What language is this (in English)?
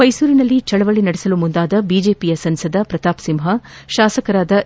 Kannada